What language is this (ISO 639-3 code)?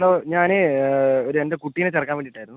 mal